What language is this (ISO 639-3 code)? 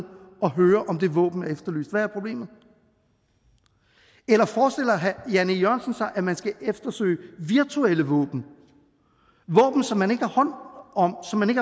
dan